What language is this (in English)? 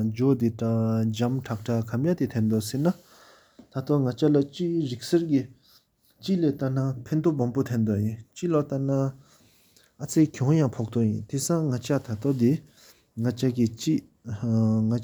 Sikkimese